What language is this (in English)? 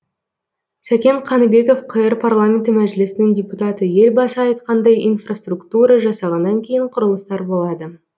Kazakh